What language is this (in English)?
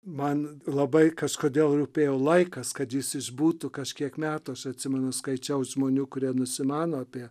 Lithuanian